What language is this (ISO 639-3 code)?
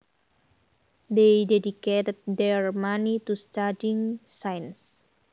jav